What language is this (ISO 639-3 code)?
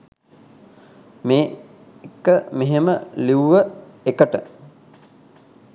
sin